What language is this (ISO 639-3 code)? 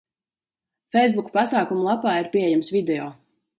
lav